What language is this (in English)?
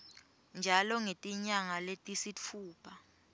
Swati